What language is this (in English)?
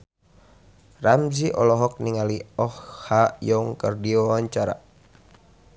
Sundanese